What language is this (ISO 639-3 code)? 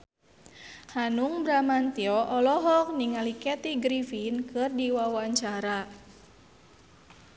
sun